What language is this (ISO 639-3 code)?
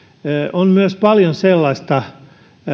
fin